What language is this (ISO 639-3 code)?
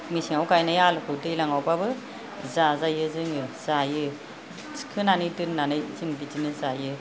brx